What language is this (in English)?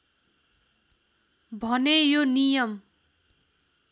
Nepali